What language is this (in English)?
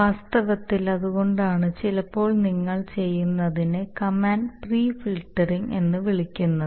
Malayalam